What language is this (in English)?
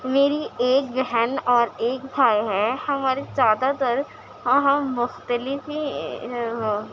Urdu